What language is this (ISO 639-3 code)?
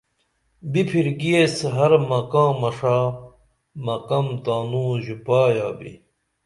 dml